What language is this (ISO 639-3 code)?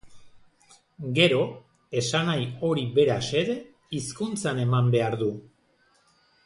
eus